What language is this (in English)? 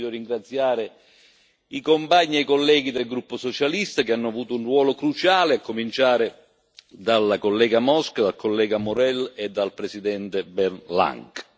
Italian